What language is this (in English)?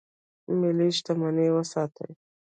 Pashto